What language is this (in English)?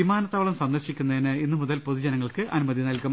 Malayalam